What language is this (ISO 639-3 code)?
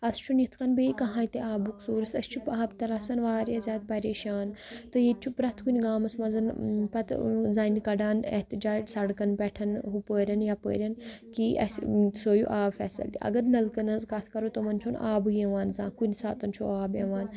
kas